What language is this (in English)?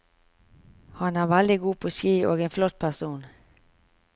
Norwegian